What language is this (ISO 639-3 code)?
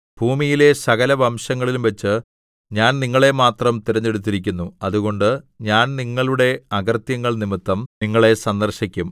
mal